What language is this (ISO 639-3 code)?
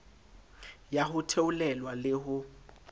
sot